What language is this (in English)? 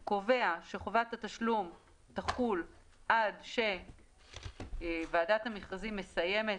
Hebrew